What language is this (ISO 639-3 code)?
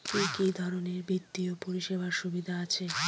ben